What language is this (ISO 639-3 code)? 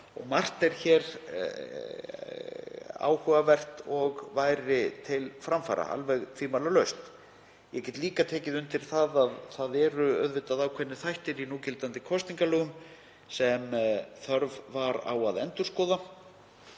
isl